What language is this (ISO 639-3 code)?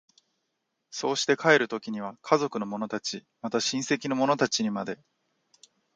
jpn